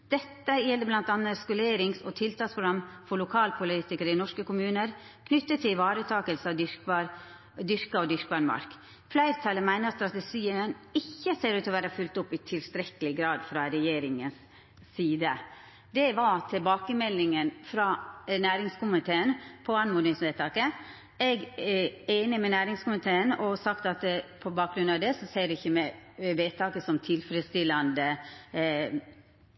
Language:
Norwegian Nynorsk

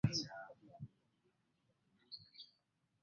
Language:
Ganda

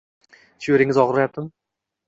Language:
Uzbek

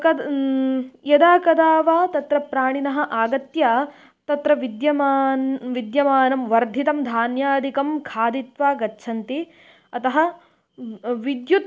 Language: Sanskrit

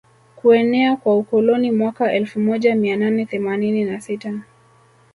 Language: Swahili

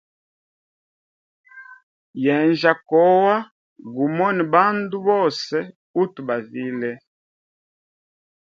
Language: Hemba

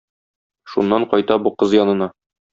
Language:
Tatar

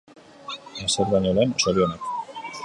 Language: Basque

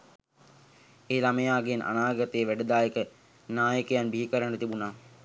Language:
Sinhala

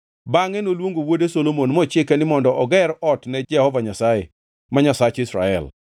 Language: Luo (Kenya and Tanzania)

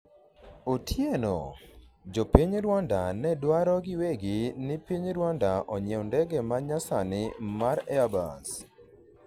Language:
Luo (Kenya and Tanzania)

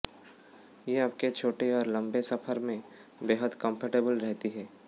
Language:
Hindi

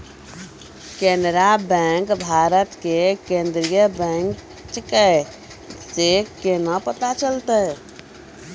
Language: Maithili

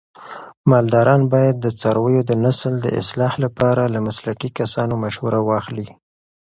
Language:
Pashto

